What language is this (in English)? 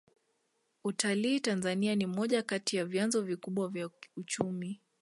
Swahili